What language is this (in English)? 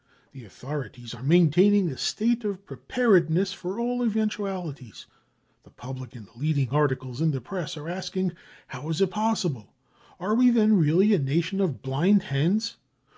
English